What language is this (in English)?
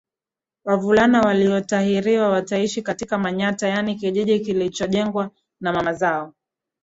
Swahili